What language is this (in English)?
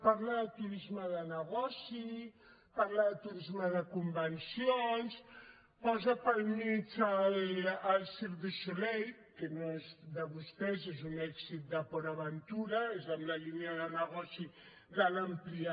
Catalan